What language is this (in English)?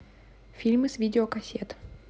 Russian